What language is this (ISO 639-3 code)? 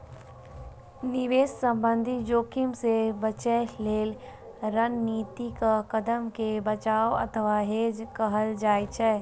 mai